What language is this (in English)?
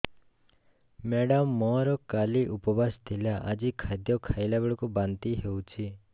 Odia